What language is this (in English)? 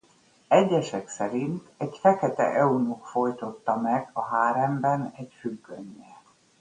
Hungarian